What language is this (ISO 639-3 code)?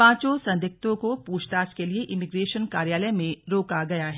hin